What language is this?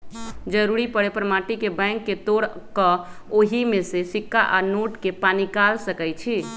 Magahi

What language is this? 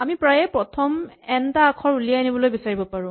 Assamese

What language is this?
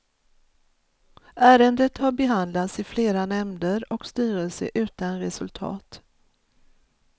Swedish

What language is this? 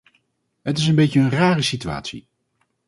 Dutch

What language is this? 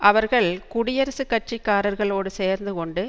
Tamil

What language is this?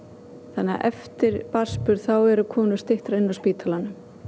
Icelandic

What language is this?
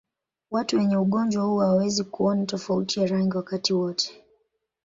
Swahili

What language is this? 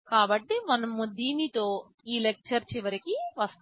Telugu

